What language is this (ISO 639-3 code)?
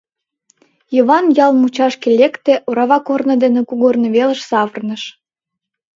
chm